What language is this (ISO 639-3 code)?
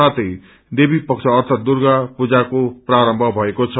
nep